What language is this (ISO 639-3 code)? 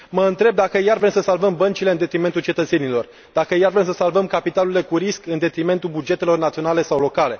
ron